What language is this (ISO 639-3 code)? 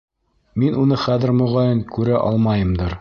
bak